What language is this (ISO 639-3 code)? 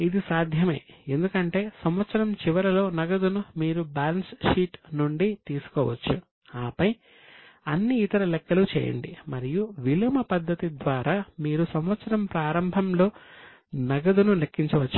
tel